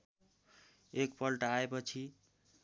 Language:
Nepali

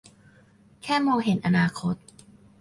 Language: Thai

